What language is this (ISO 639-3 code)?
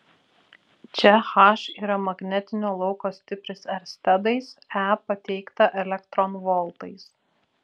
lit